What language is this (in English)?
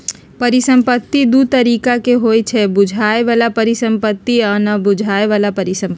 Magahi